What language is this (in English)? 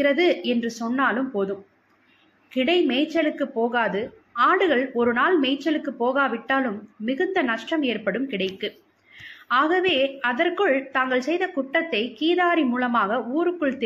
Tamil